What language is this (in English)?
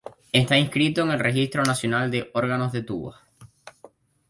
Spanish